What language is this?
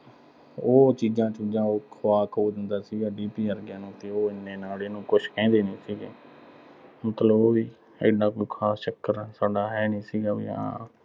Punjabi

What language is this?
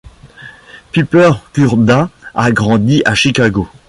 French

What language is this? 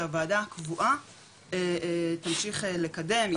Hebrew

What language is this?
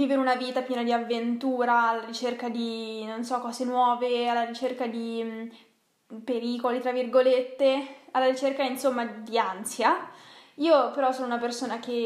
Italian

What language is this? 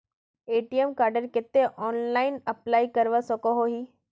Magahi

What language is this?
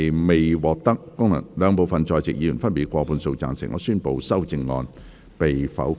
Cantonese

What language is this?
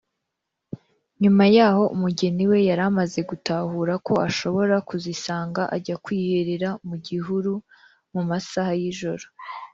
Kinyarwanda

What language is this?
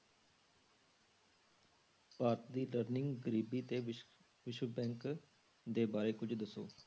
Punjabi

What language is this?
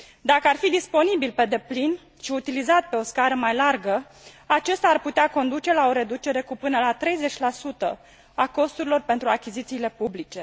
Romanian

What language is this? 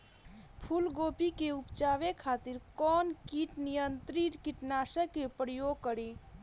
Bhojpuri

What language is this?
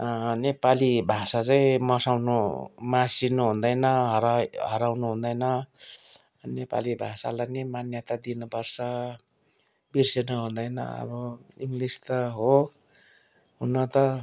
Nepali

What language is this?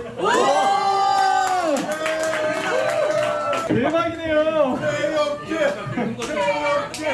Korean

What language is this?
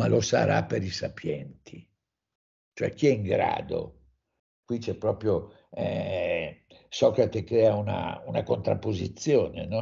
Italian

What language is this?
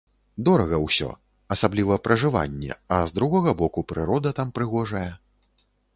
Belarusian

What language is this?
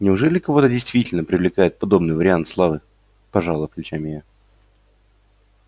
Russian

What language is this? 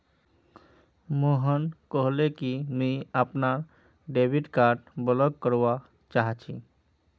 Magahi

